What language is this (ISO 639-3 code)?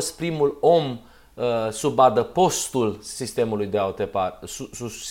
ron